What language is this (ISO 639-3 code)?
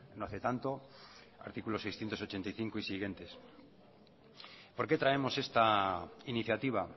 spa